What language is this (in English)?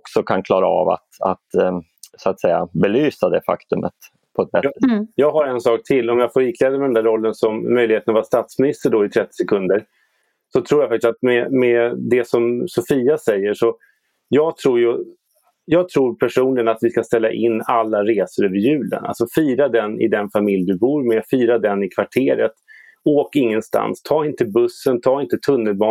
Swedish